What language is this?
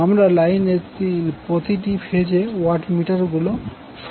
Bangla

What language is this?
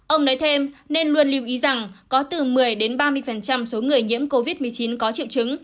Vietnamese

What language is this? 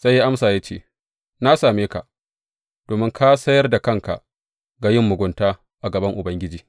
Hausa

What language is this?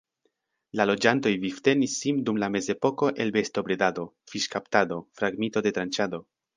Esperanto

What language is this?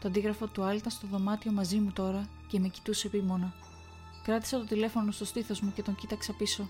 Greek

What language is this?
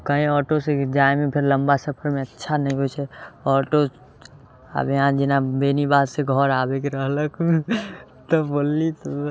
Maithili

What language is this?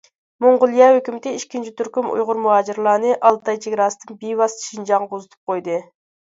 Uyghur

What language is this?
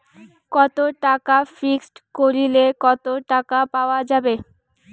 Bangla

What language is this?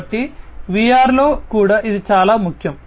Telugu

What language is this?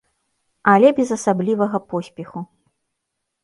Belarusian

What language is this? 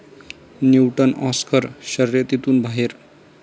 Marathi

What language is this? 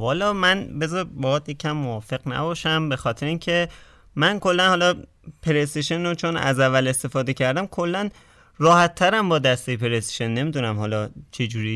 Persian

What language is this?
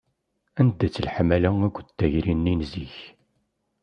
Kabyle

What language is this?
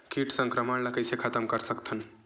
Chhattisgarhi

